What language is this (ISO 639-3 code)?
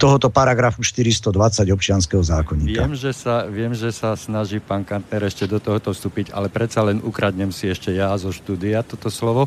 slk